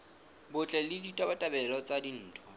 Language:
Southern Sotho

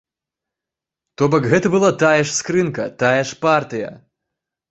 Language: Belarusian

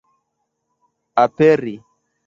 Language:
Esperanto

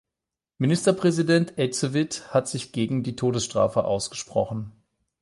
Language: German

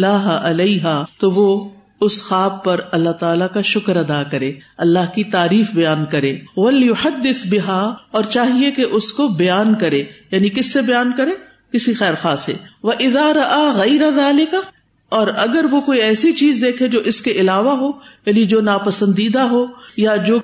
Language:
Urdu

